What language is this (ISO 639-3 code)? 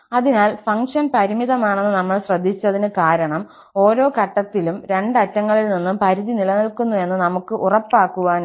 mal